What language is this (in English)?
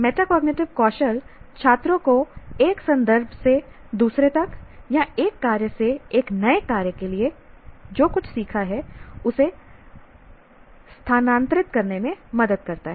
Hindi